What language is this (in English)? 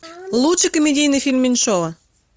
Russian